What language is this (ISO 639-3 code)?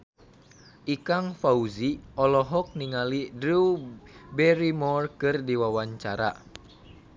sun